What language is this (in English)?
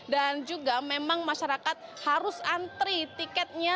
Indonesian